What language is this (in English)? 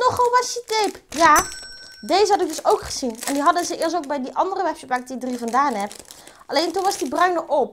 Dutch